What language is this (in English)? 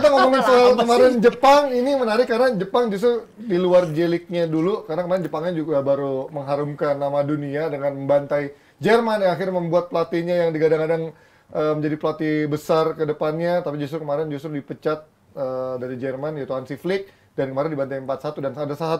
Indonesian